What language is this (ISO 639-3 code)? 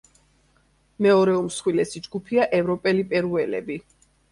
kat